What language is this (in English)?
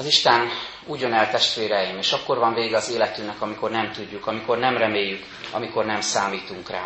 Hungarian